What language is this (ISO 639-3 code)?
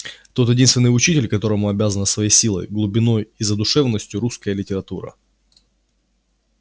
rus